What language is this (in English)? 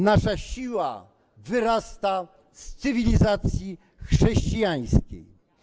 Polish